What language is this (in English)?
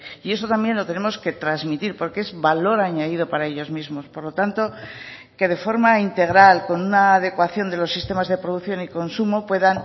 Spanish